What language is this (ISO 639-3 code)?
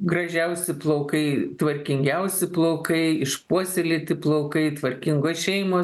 lit